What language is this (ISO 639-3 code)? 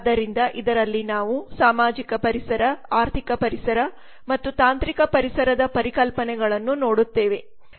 kan